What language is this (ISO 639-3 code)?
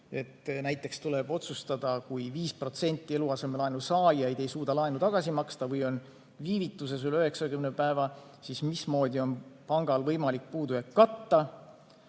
est